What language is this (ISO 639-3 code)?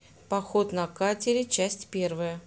rus